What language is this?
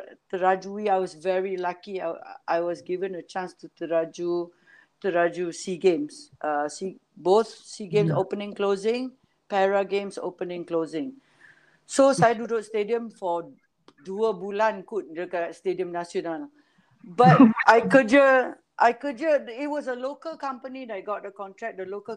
Malay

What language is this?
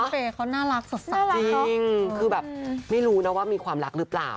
Thai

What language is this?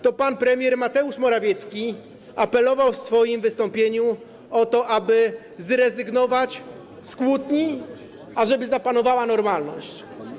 Polish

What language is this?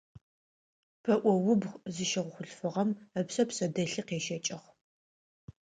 Adyghe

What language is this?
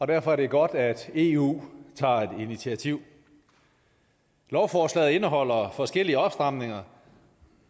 Danish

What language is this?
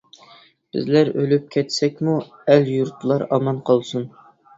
Uyghur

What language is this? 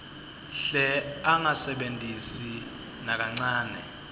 Swati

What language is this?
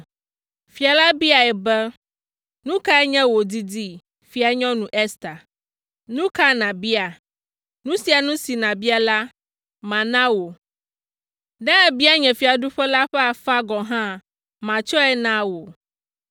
Ewe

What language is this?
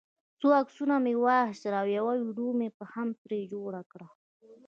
Pashto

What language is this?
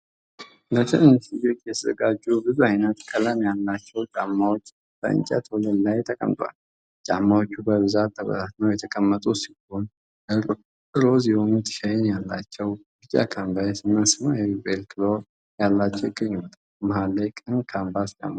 Amharic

